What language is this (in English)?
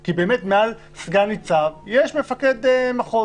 Hebrew